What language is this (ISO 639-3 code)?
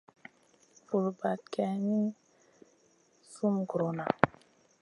mcn